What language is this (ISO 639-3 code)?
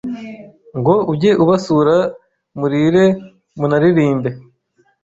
kin